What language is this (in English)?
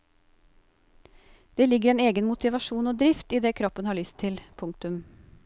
Norwegian